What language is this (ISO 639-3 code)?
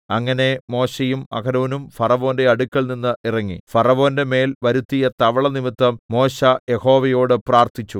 mal